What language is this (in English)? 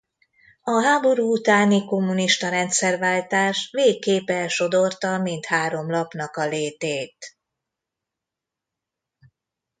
Hungarian